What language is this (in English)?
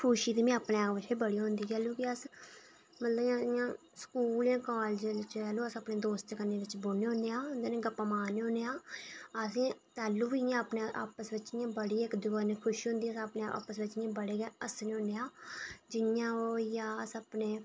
Dogri